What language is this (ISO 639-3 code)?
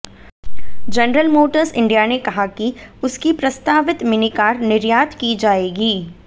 hin